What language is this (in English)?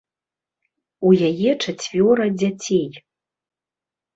Belarusian